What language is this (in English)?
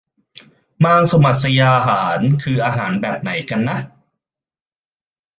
Thai